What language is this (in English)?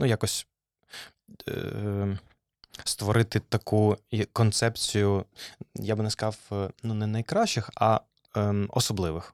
Ukrainian